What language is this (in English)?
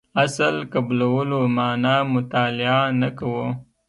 Pashto